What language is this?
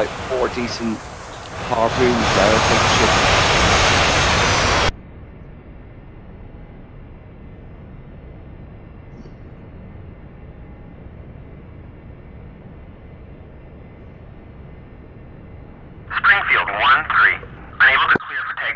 English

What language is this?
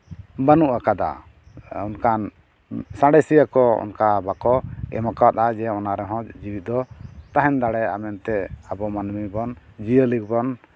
Santali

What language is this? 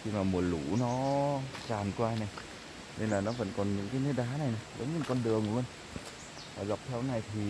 Vietnamese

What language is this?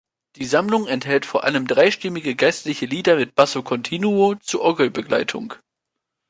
German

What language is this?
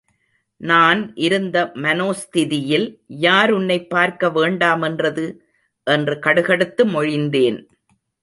Tamil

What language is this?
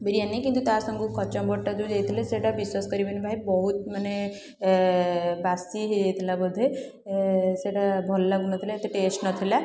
Odia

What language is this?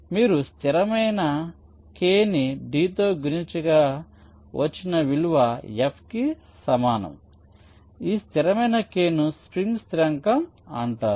Telugu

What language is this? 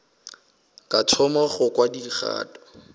Northern Sotho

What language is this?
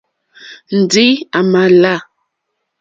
Mokpwe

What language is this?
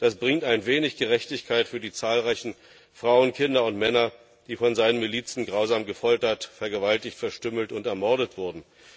German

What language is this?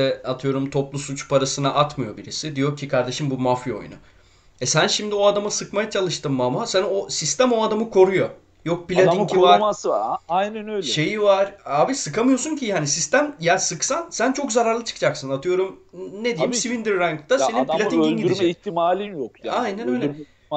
Turkish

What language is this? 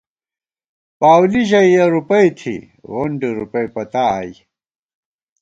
Gawar-Bati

